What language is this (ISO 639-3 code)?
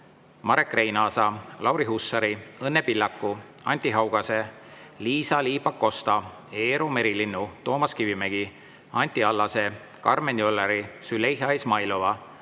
est